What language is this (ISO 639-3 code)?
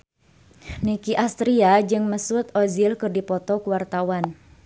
sun